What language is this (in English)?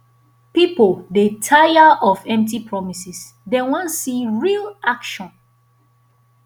Nigerian Pidgin